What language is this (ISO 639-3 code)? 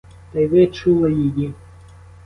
ukr